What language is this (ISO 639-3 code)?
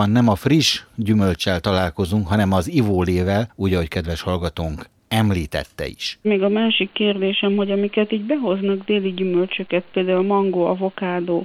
hun